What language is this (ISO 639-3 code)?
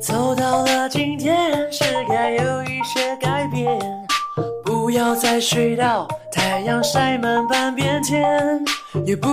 zho